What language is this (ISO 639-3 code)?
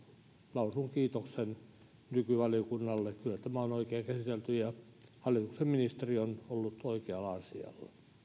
fin